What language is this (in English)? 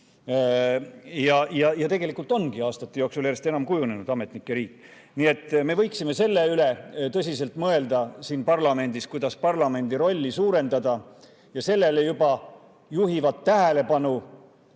Estonian